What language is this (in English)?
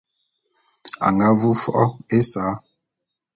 Bulu